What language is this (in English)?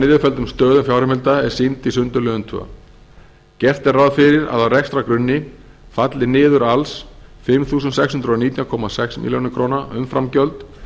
Icelandic